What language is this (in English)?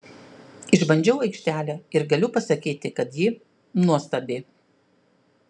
Lithuanian